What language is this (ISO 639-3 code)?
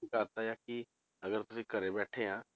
pan